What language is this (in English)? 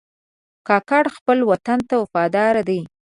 Pashto